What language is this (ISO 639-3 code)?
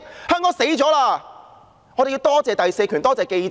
yue